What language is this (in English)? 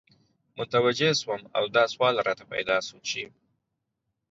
Pashto